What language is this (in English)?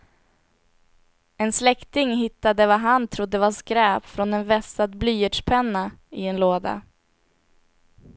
Swedish